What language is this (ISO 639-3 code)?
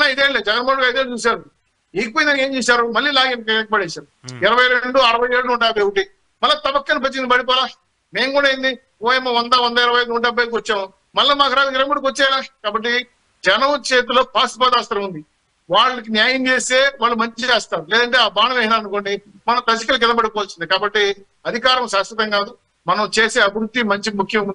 tel